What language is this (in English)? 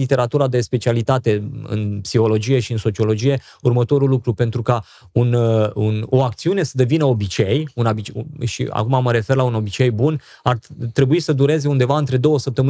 Romanian